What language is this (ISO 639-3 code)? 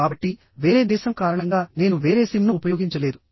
tel